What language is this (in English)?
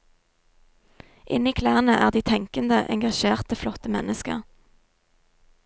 Norwegian